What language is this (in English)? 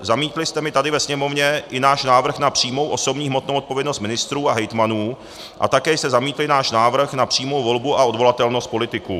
Czech